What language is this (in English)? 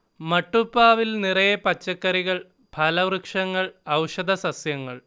Malayalam